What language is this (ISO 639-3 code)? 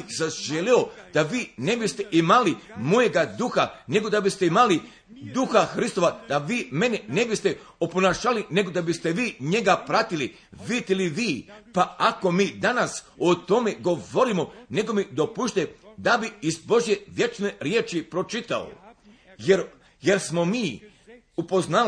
hrv